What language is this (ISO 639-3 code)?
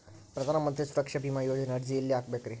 kan